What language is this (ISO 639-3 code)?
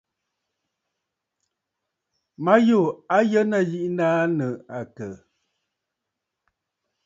bfd